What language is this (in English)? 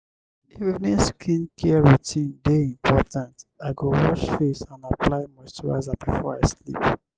Nigerian Pidgin